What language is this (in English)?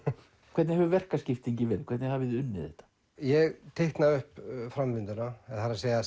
Icelandic